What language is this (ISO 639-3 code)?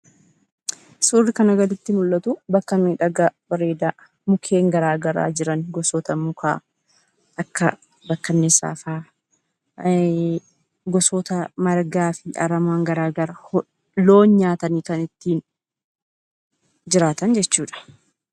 orm